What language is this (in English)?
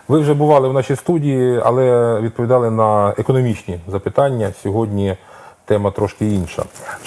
Ukrainian